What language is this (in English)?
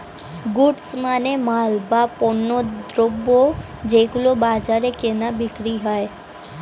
Bangla